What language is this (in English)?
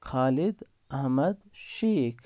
Kashmiri